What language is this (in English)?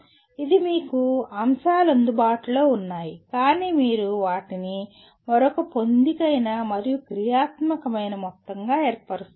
Telugu